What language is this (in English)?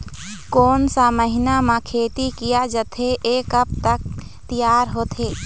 Chhattisgarhi